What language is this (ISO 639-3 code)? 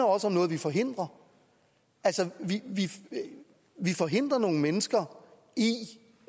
dan